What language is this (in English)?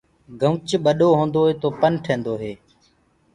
Gurgula